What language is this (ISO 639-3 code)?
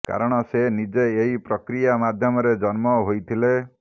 ori